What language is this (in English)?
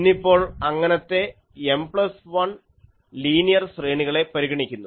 Malayalam